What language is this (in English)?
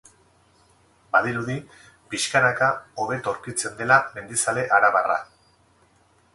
Basque